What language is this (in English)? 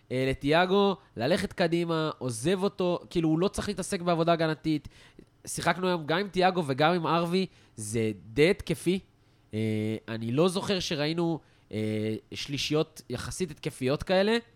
Hebrew